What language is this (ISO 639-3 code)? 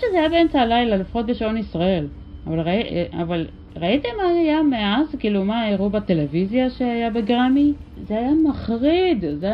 heb